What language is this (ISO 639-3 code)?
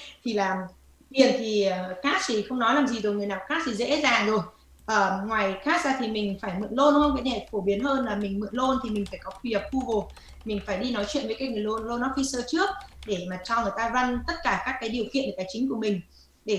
vie